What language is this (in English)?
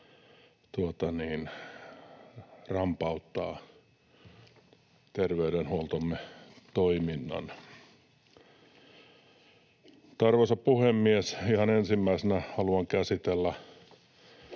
Finnish